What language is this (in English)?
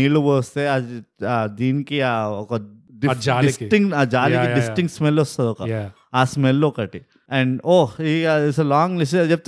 Telugu